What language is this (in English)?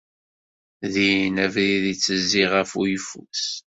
Kabyle